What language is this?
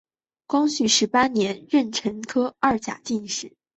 Chinese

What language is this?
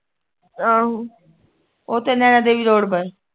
Punjabi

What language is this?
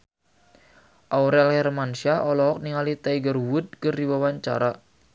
Sundanese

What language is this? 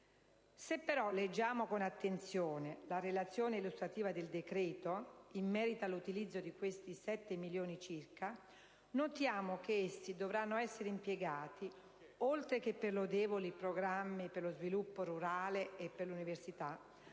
Italian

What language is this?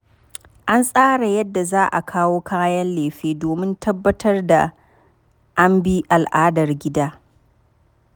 Hausa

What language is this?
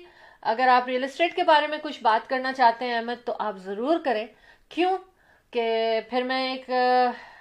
Urdu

